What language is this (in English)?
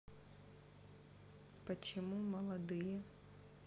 Russian